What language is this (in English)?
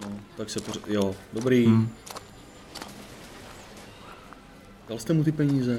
Czech